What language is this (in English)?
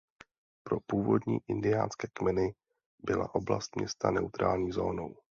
Czech